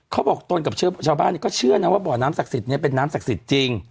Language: Thai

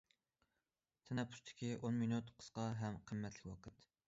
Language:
Uyghur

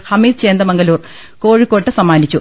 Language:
Malayalam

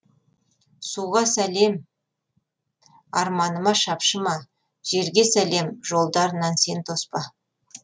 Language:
Kazakh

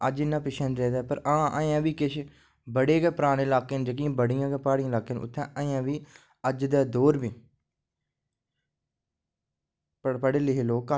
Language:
Dogri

